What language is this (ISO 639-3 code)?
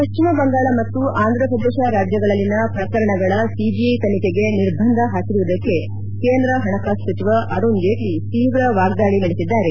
kan